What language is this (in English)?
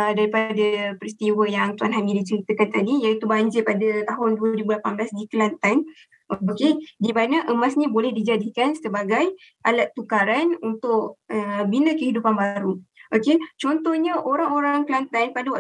Malay